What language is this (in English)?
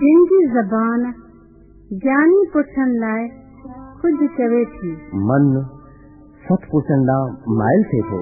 Hindi